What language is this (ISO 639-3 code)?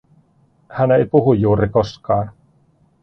fin